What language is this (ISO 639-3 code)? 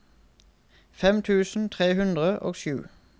nor